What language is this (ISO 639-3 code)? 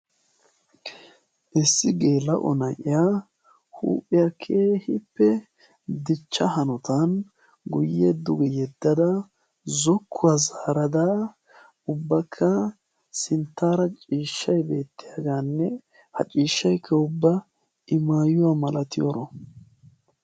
wal